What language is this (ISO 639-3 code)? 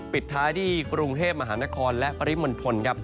tha